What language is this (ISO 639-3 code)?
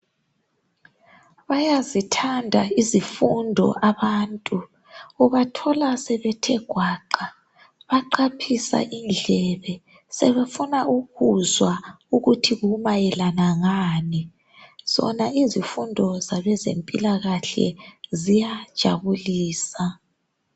nde